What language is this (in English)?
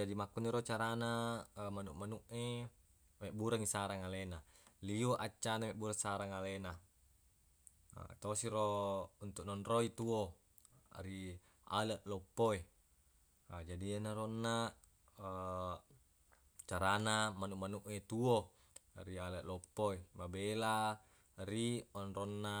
Buginese